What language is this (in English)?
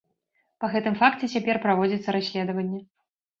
Belarusian